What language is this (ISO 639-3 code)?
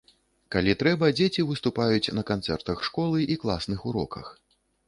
bel